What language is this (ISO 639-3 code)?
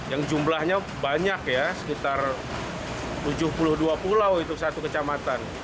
ind